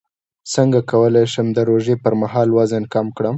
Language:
Pashto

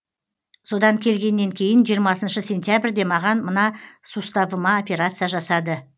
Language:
Kazakh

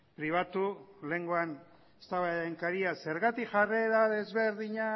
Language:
Basque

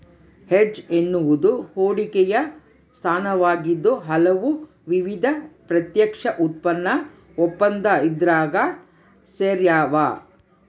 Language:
Kannada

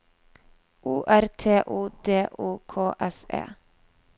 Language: Norwegian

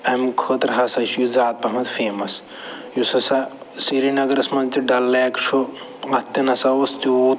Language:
Kashmiri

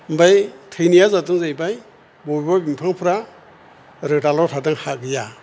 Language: Bodo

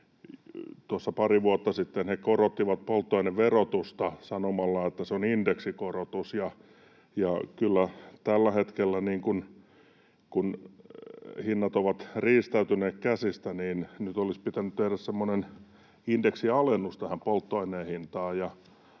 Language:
Finnish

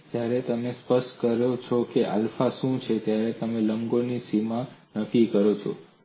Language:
Gujarati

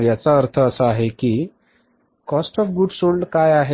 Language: Marathi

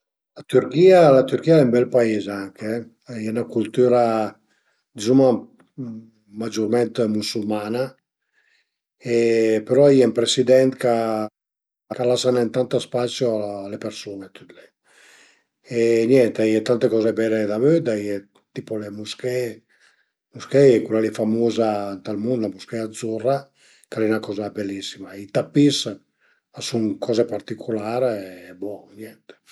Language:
Piedmontese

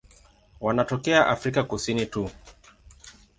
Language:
Swahili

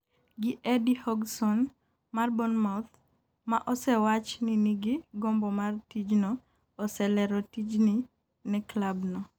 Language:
Luo (Kenya and Tanzania)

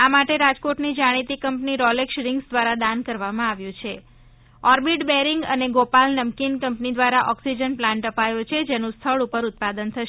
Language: Gujarati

